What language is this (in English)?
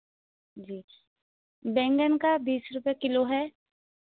Hindi